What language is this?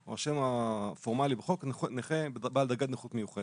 Hebrew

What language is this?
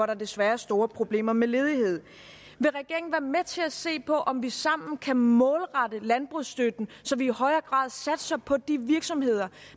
Danish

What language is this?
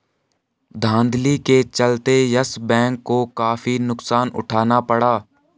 Hindi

